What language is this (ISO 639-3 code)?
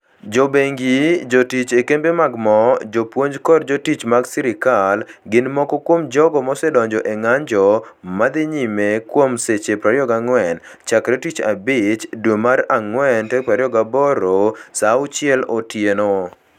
luo